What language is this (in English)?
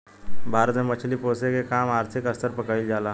Bhojpuri